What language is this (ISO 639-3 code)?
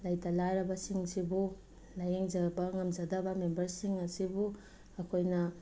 mni